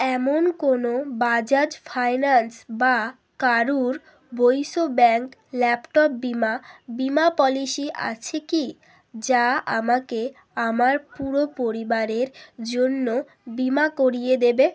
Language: Bangla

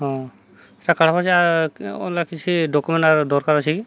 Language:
Odia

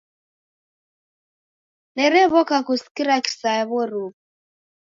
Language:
Taita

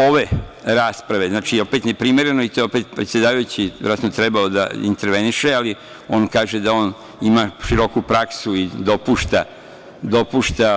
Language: Serbian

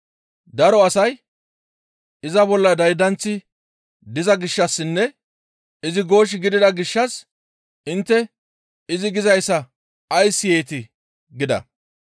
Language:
Gamo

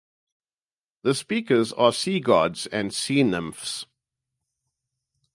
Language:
English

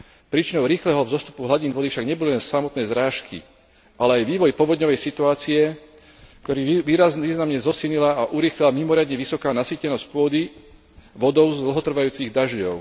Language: Slovak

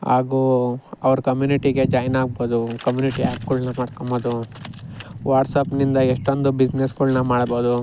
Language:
Kannada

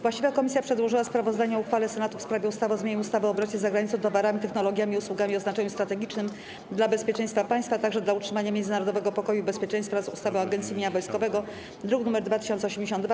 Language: Polish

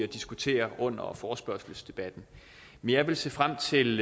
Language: Danish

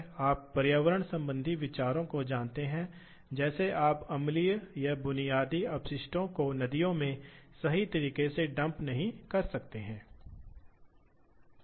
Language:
Hindi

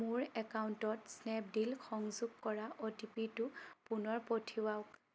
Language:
Assamese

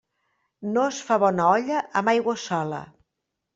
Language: Catalan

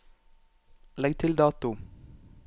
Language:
Norwegian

